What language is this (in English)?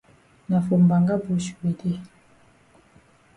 Cameroon Pidgin